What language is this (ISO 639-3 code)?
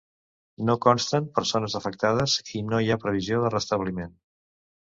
cat